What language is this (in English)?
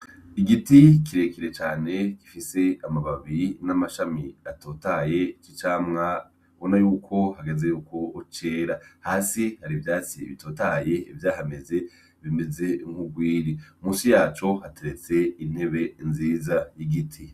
Rundi